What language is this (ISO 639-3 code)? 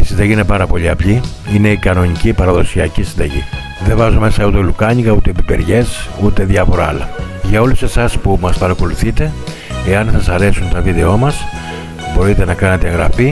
ell